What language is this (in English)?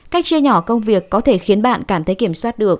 Vietnamese